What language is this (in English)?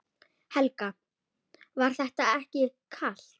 Icelandic